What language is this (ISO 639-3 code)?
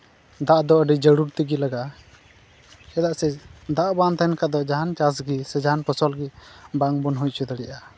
sat